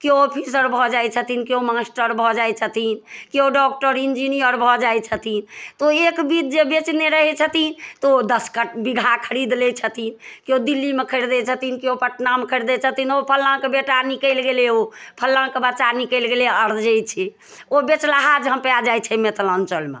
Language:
Maithili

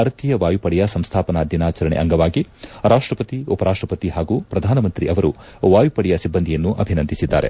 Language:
Kannada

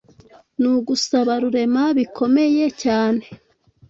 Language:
Kinyarwanda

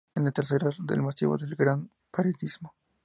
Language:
Spanish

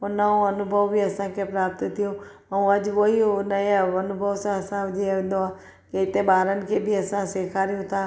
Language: Sindhi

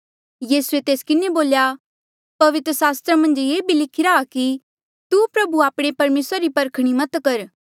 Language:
Mandeali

